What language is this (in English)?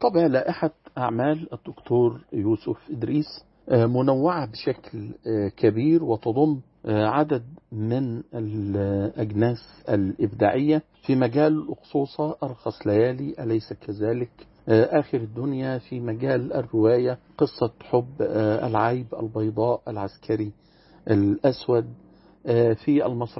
Arabic